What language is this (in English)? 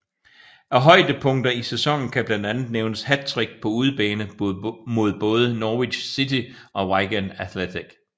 Danish